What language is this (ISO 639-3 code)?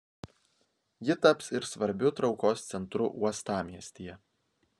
lit